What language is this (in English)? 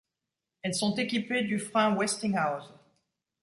French